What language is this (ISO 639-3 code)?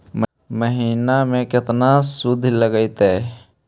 mag